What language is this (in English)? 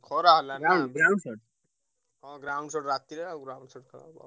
Odia